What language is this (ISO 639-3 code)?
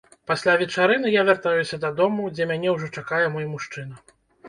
bel